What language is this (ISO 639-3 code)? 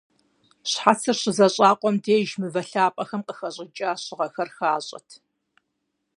kbd